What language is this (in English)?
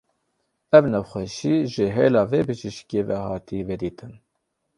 Kurdish